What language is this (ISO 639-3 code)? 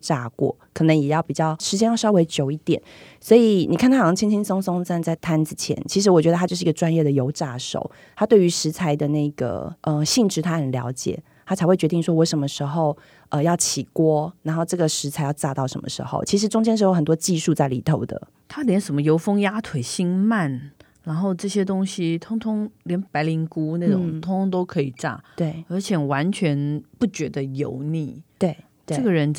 zho